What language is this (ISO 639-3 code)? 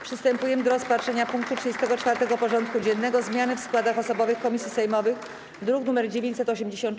pol